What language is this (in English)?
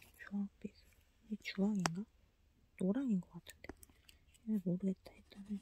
Korean